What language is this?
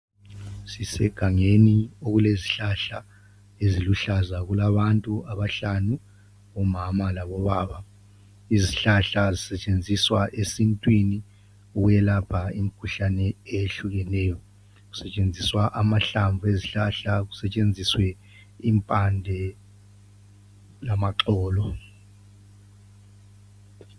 North Ndebele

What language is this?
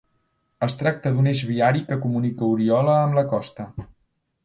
Catalan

